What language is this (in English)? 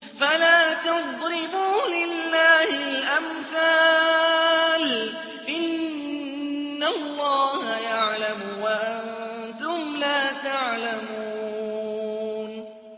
Arabic